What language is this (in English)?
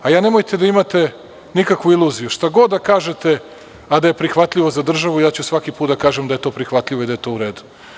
Serbian